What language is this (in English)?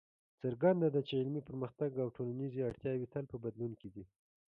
Pashto